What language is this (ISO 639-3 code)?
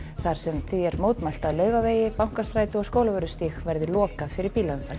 isl